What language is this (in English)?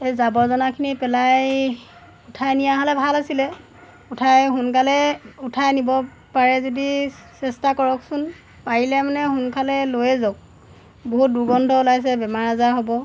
Assamese